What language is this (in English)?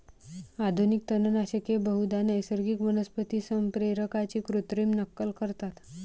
Marathi